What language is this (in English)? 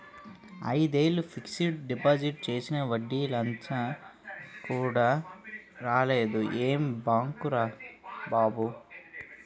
Telugu